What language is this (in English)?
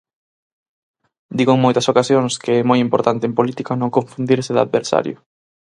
Galician